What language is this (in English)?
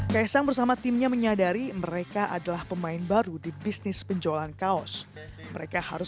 Indonesian